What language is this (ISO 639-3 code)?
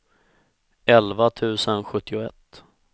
swe